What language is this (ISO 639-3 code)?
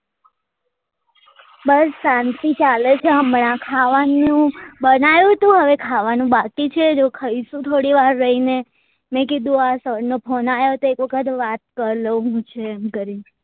guj